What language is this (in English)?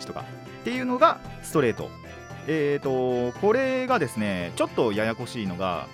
Japanese